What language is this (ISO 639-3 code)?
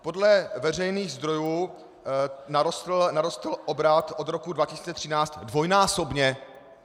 ces